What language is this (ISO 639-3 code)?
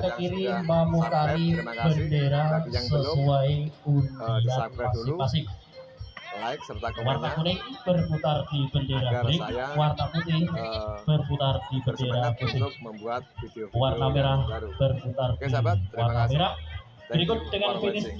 ind